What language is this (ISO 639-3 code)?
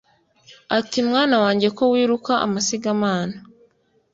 kin